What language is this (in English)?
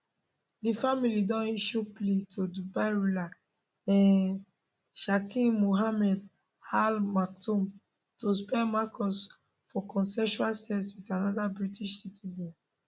Nigerian Pidgin